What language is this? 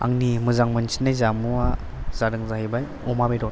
Bodo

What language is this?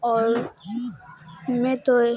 Urdu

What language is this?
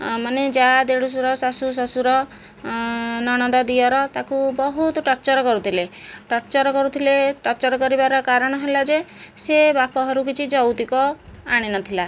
Odia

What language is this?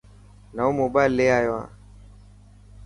Dhatki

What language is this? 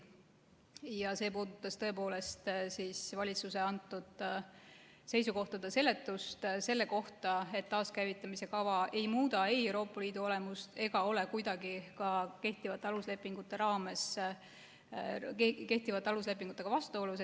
Estonian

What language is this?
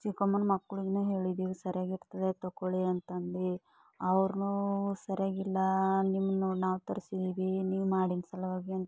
Kannada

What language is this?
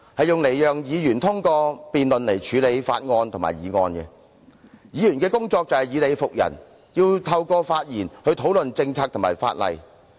Cantonese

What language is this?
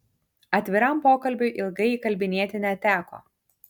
Lithuanian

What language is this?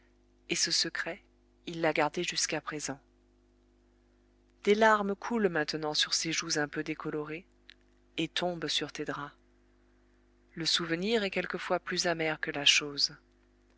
French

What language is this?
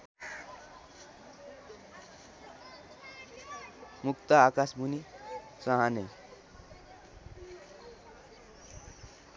Nepali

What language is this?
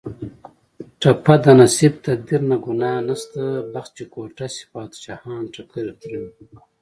Pashto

